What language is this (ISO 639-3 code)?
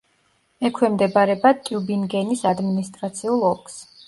kat